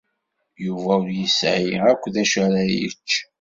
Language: Kabyle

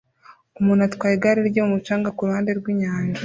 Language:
Kinyarwanda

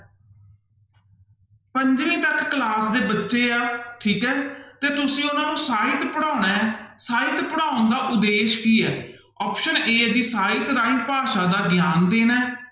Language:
Punjabi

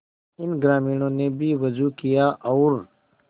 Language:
Hindi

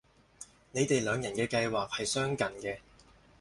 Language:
Cantonese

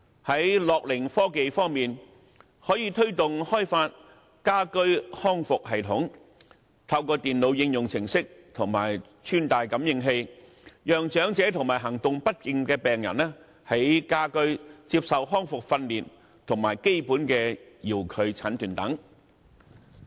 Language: Cantonese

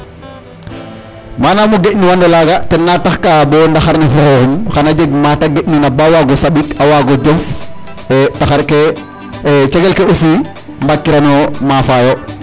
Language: Serer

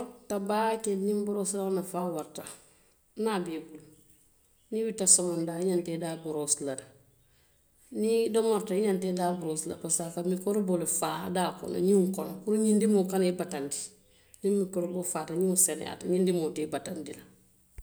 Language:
Western Maninkakan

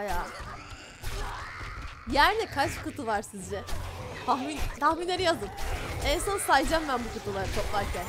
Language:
Turkish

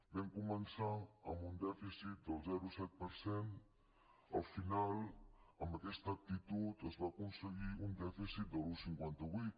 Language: Catalan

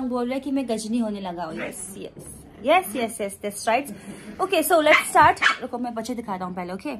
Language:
Hindi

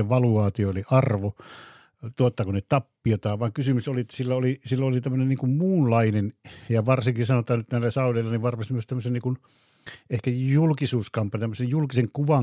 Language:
Finnish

